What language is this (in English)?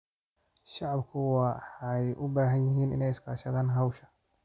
Somali